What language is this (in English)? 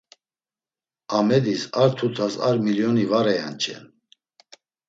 Laz